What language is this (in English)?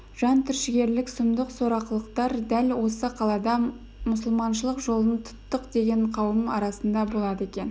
Kazakh